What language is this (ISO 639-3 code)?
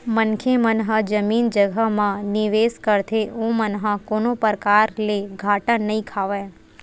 hne